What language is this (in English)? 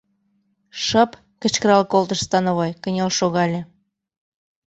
Mari